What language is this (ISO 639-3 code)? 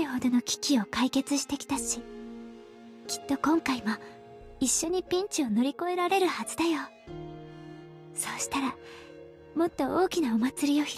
jpn